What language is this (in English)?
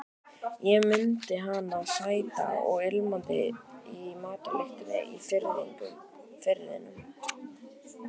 Icelandic